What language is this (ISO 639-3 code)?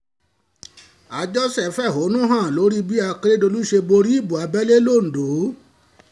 yor